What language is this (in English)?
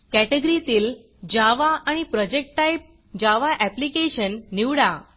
Marathi